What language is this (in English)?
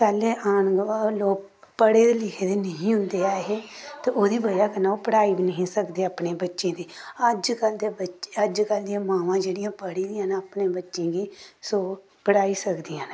Dogri